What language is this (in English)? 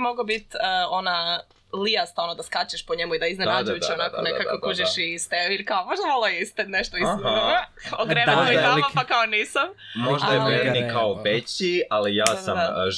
Croatian